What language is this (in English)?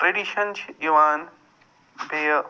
Kashmiri